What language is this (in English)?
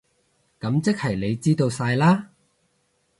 Cantonese